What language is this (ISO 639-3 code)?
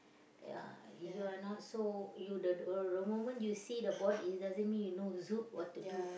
eng